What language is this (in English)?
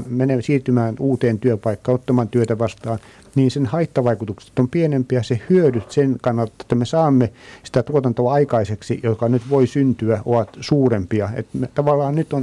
Finnish